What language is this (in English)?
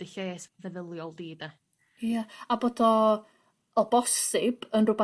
Welsh